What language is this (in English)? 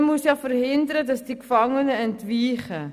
Swiss German